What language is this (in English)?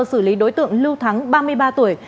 Vietnamese